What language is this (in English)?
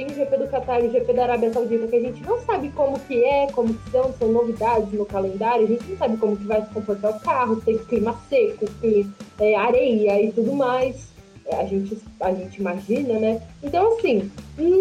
Portuguese